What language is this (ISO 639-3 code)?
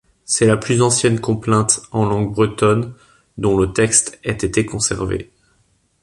fra